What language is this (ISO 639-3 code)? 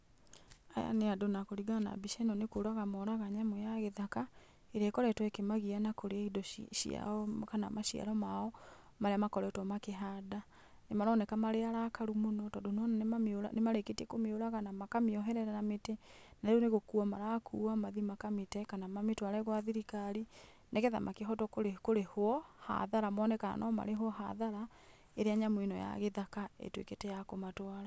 kik